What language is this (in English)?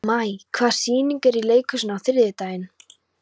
Icelandic